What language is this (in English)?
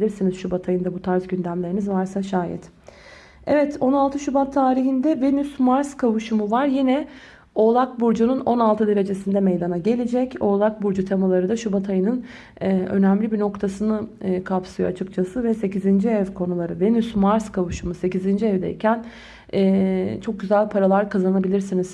Turkish